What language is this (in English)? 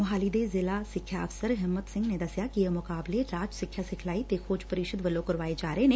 Punjabi